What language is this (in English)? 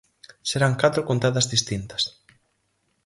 Galician